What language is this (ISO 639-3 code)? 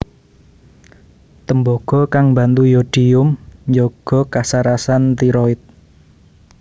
jav